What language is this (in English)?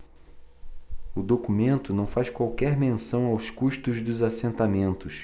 Portuguese